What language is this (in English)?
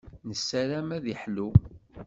Kabyle